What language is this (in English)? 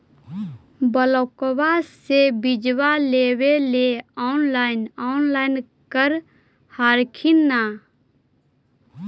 Magahi